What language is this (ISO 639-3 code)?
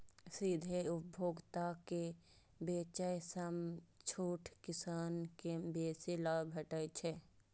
mai